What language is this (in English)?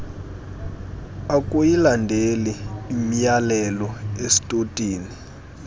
Xhosa